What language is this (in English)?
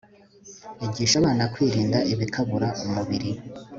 Kinyarwanda